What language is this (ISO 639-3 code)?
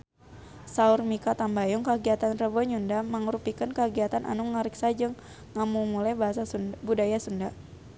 sun